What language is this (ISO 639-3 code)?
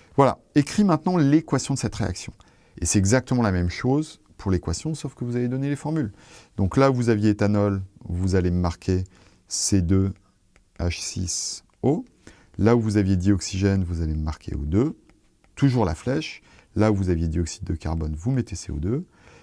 fra